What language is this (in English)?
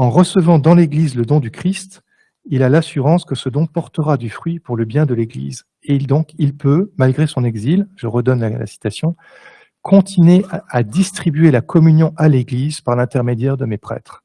French